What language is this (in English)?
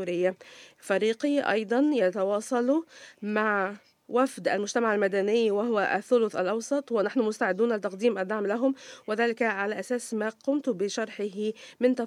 Arabic